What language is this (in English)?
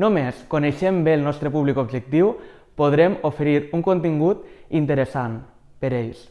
Catalan